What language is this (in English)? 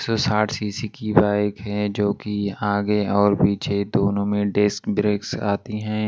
Hindi